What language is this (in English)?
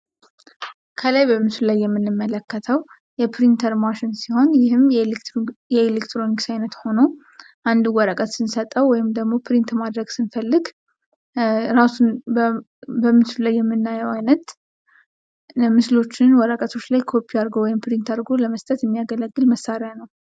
Amharic